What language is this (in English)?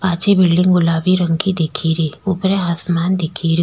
Rajasthani